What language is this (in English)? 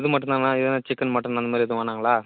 Tamil